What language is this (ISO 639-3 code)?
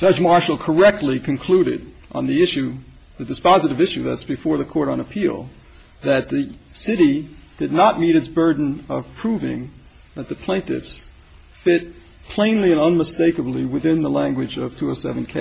eng